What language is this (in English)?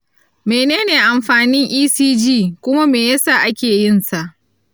Hausa